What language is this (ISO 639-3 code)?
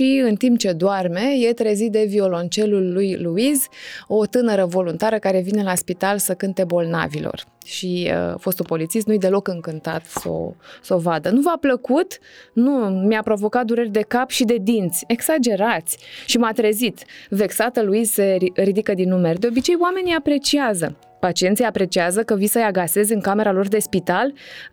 ron